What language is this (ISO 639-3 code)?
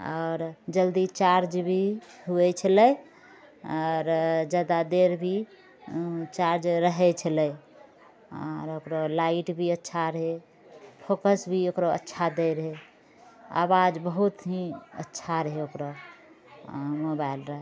mai